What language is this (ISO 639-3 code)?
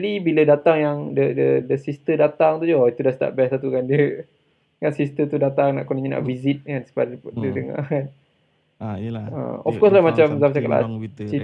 msa